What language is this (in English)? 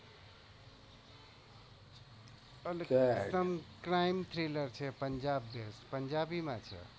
Gujarati